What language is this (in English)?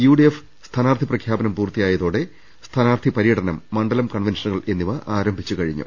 Malayalam